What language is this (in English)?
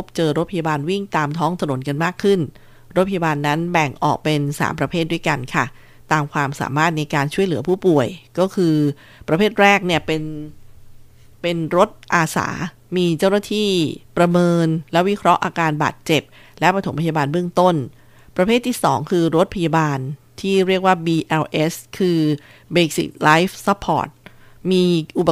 Thai